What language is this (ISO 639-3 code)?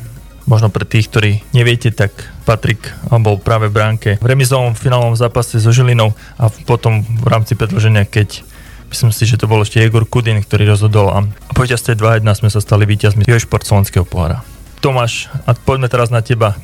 slk